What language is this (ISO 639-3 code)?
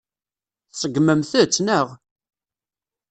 kab